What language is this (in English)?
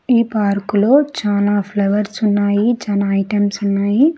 Telugu